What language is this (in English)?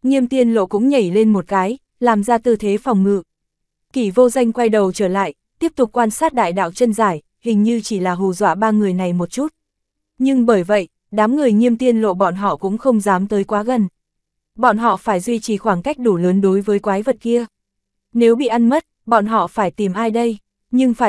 Vietnamese